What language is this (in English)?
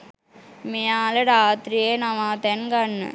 Sinhala